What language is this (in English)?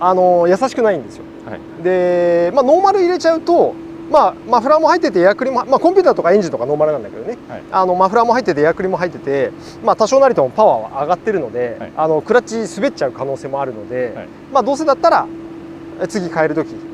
Japanese